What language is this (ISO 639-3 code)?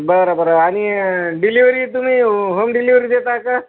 mar